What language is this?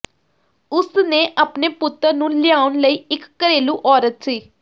Punjabi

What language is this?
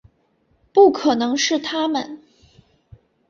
Chinese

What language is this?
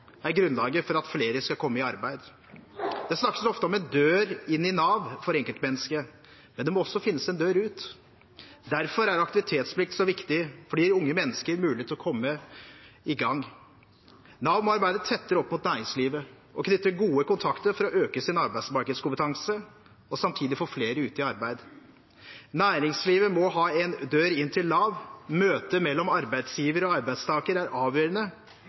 Norwegian Bokmål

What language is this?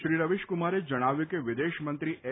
Gujarati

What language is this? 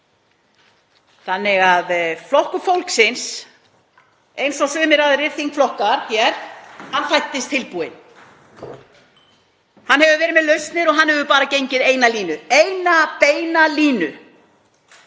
Icelandic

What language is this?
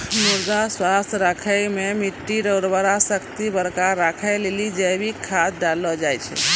Maithili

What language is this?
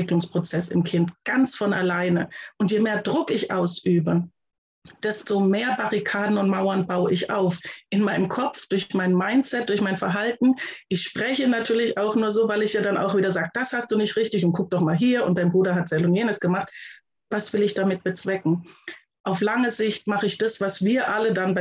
German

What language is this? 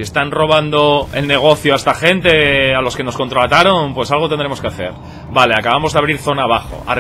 Spanish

